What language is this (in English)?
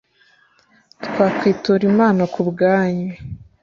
Kinyarwanda